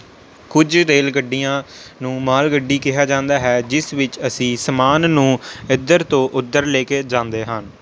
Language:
Punjabi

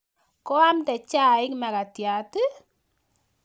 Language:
Kalenjin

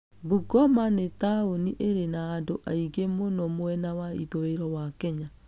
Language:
Kikuyu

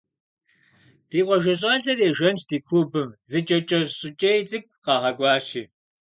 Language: Kabardian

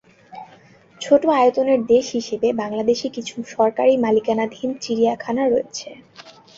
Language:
Bangla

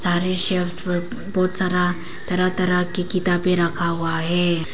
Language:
Hindi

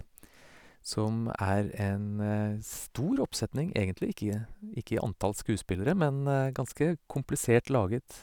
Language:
Norwegian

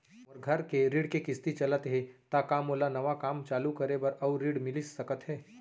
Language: Chhattisgarhi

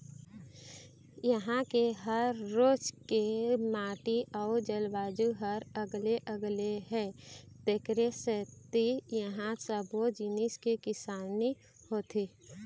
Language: Chhattisgarhi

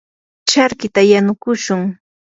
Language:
Yanahuanca Pasco Quechua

